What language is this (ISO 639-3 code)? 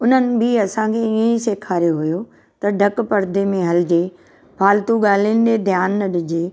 snd